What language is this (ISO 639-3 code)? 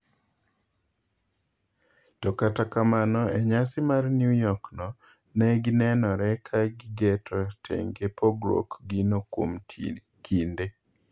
luo